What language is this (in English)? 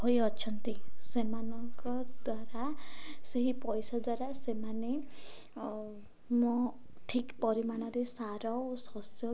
Odia